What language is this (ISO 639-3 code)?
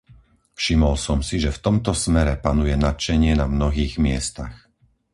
slk